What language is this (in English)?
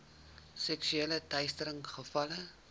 Afrikaans